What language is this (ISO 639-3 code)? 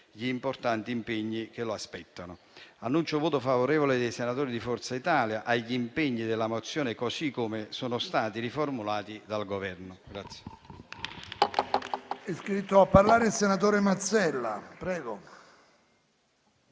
ita